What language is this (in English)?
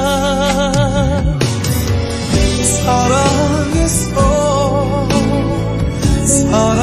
Korean